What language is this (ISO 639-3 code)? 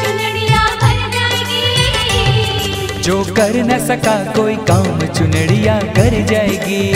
hin